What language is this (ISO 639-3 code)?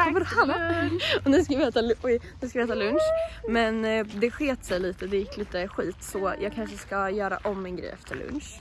swe